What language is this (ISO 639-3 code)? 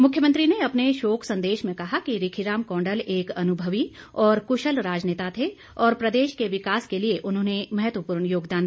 hin